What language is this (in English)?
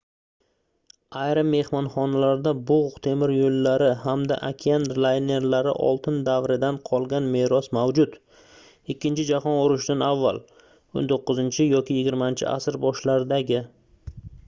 Uzbek